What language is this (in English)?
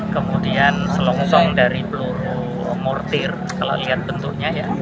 Indonesian